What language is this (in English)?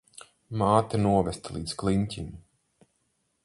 Latvian